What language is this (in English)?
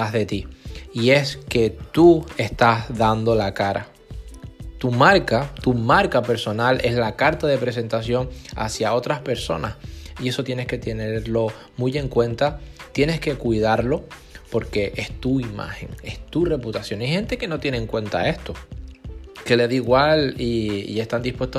Spanish